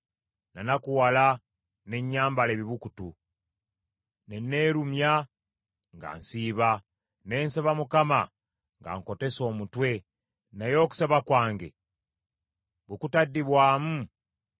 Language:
Ganda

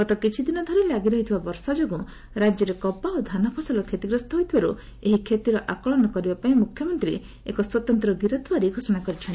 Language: Odia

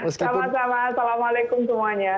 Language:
Indonesian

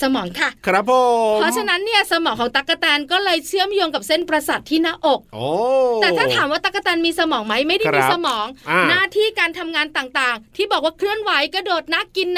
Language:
Thai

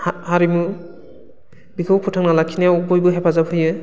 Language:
Bodo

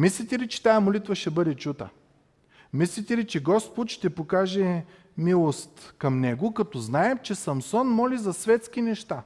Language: Bulgarian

